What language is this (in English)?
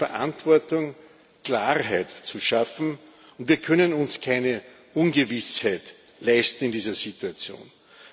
German